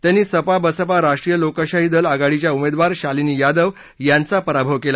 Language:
Marathi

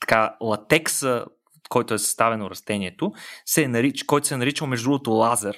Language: Bulgarian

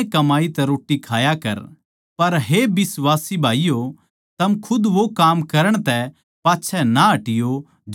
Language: Haryanvi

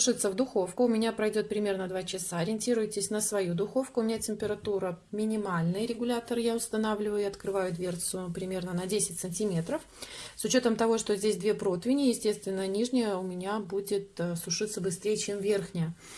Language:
Russian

